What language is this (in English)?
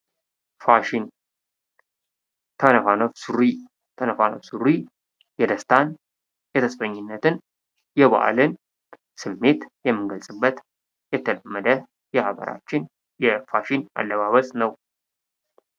Amharic